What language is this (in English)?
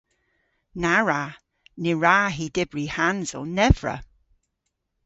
Cornish